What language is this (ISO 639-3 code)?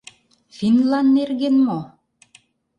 chm